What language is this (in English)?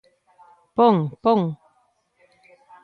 Galician